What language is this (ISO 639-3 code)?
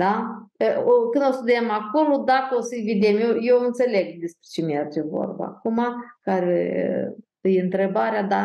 ron